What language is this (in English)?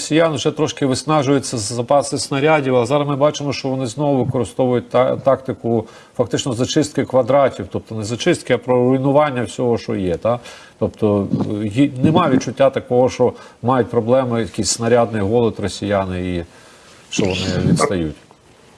Ukrainian